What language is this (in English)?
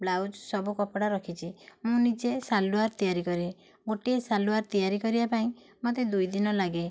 Odia